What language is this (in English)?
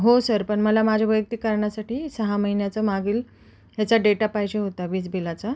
Marathi